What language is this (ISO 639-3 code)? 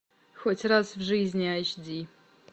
rus